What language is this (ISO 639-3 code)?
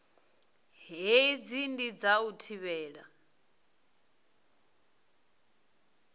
ven